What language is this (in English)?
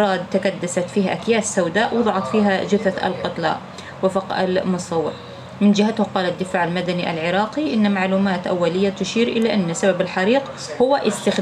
Arabic